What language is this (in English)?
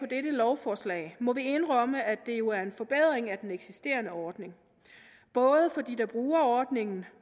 Danish